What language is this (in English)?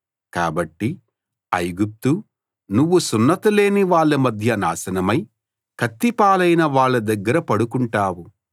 Telugu